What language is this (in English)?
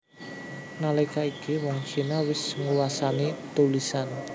Javanese